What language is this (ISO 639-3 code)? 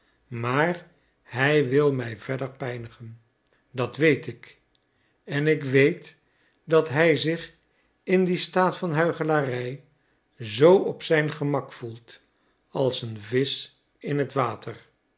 nld